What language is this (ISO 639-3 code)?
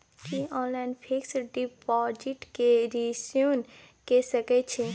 mai